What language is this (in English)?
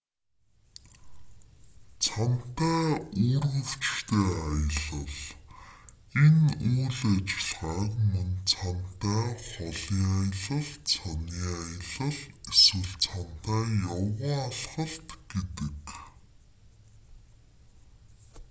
Mongolian